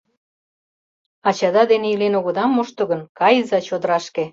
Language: Mari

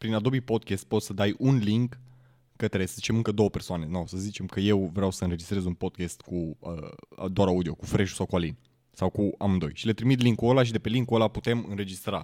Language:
Romanian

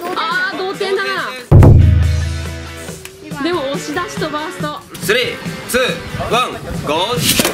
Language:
Japanese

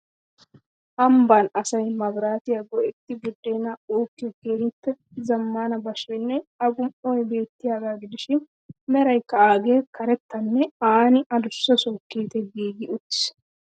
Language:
Wolaytta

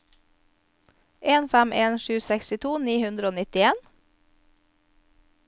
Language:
Norwegian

